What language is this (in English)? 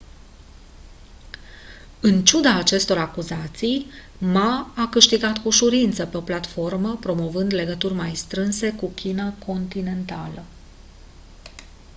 Romanian